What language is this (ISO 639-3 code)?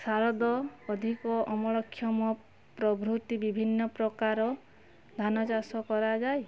ori